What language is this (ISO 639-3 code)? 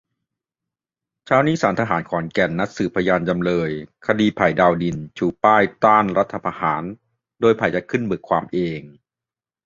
tha